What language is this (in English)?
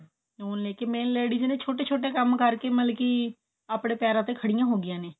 Punjabi